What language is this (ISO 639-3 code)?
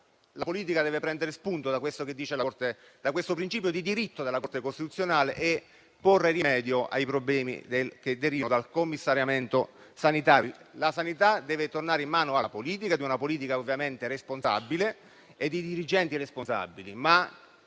ita